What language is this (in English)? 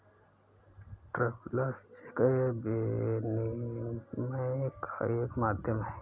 Hindi